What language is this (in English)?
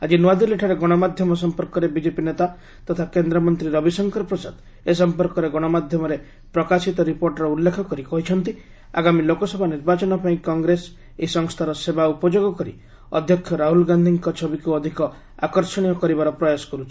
Odia